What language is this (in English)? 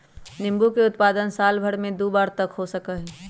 Magahi